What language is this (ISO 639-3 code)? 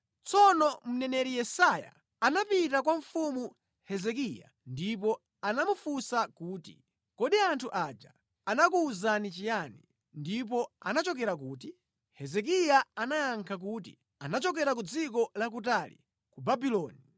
nya